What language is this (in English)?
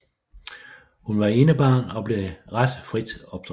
Danish